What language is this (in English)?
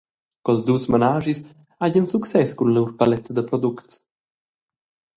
Romansh